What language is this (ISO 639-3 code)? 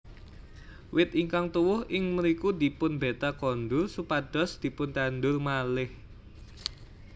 jav